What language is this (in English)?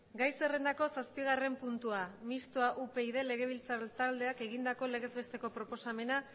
Basque